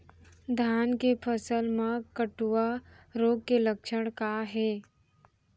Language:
Chhattisgarhi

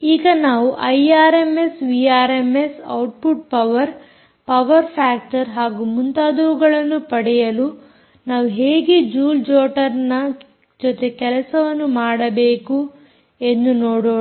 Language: Kannada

